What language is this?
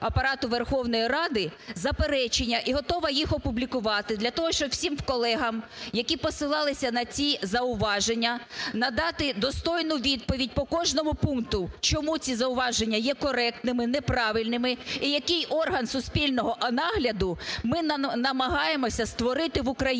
Ukrainian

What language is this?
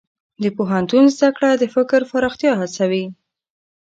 Pashto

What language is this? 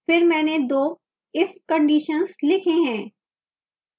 Hindi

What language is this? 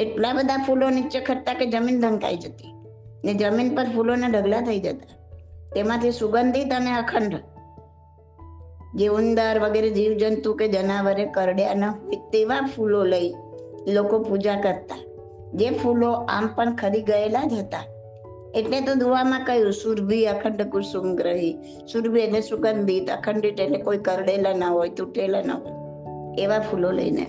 Gujarati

